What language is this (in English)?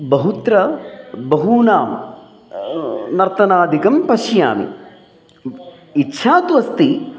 Sanskrit